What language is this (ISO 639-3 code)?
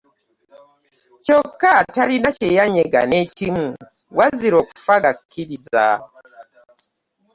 lug